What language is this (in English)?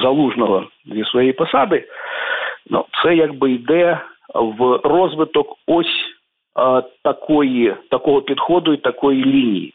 Ukrainian